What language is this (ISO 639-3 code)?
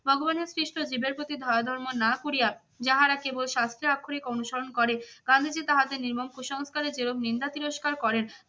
ben